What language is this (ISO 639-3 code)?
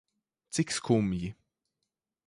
lav